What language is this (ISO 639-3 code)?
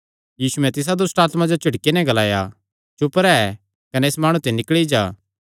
xnr